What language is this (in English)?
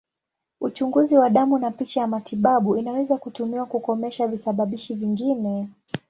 Swahili